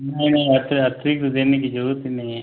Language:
Hindi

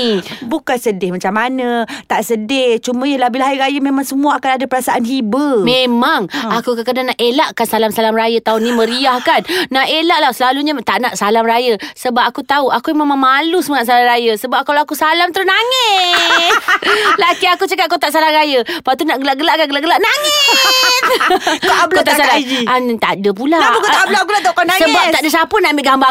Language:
Malay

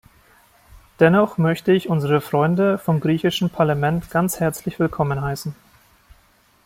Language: German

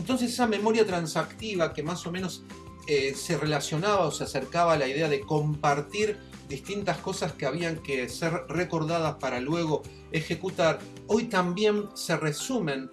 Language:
Spanish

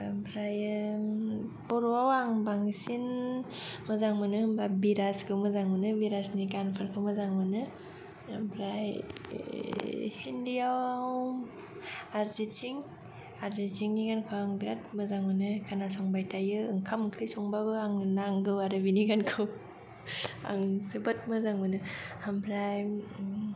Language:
Bodo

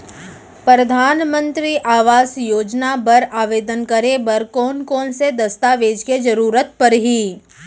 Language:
Chhattisgarhi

